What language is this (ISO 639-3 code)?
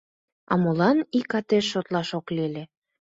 chm